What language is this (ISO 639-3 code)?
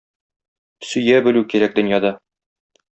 tat